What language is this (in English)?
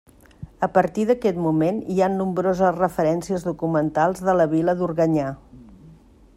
Catalan